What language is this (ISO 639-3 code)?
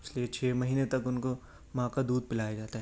urd